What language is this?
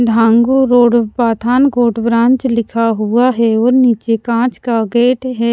Hindi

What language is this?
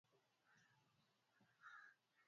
Swahili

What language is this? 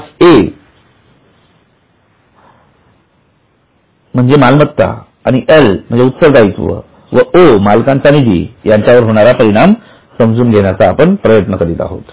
Marathi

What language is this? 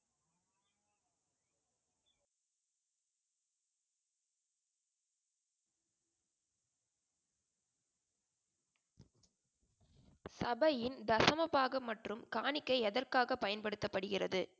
Tamil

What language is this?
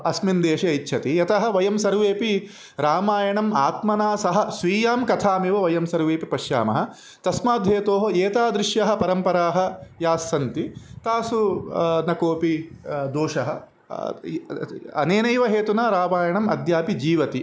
Sanskrit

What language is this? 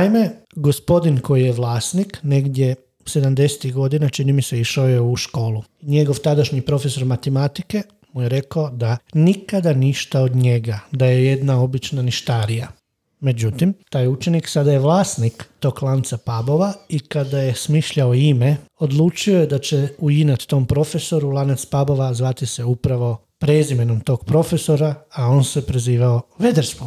Croatian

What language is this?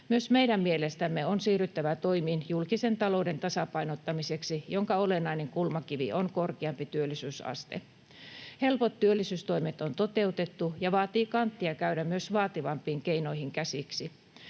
Finnish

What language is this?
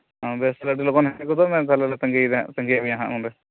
Santali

